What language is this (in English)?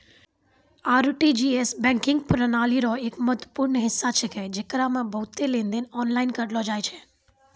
Maithili